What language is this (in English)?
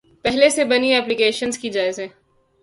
Urdu